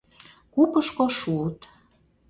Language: Mari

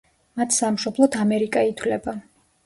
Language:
Georgian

